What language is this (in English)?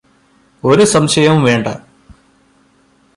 Malayalam